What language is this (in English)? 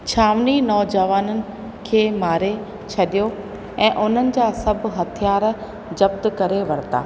Sindhi